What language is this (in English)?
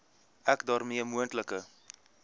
Afrikaans